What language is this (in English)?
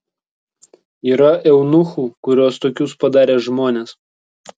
Lithuanian